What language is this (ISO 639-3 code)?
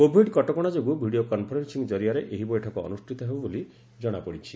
ori